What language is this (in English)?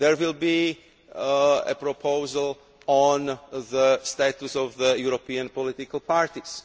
English